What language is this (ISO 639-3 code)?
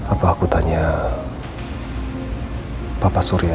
ind